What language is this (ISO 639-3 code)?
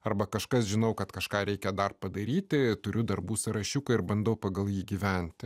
lit